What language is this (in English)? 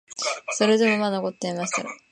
Japanese